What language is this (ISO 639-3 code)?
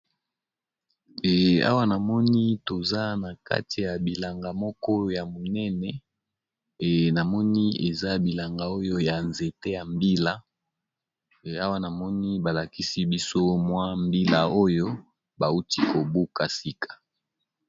lin